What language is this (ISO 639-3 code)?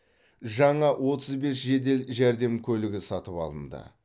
kaz